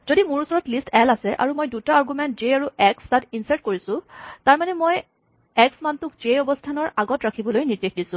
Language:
Assamese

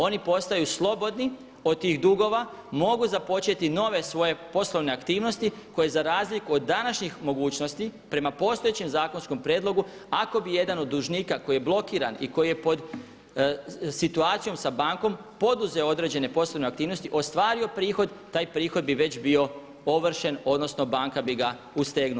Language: Croatian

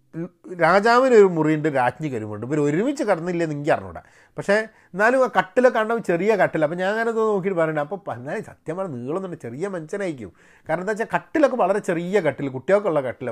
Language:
Malayalam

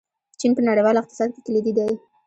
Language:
Pashto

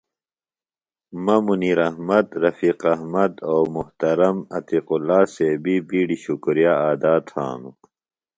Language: Phalura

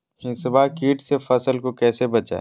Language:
Magahi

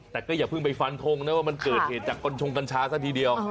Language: Thai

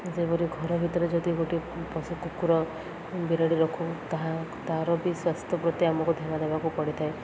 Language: Odia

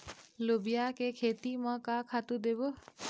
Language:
Chhattisgarhi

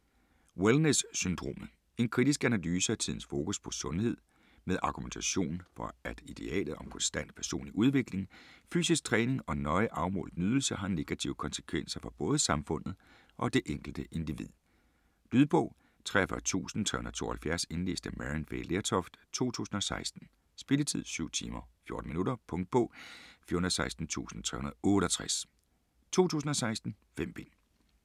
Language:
Danish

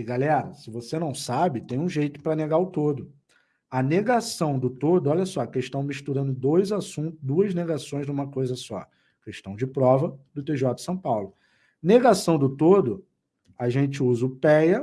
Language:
Portuguese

